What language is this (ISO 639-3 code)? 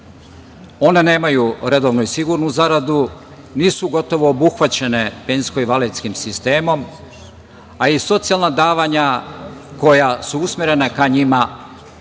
srp